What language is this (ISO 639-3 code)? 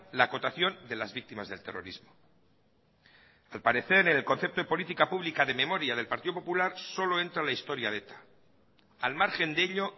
spa